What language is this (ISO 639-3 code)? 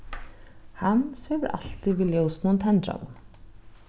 fao